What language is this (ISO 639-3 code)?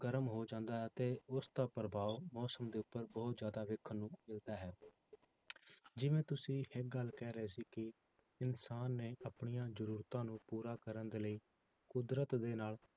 pan